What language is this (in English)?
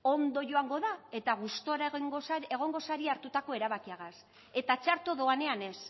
Basque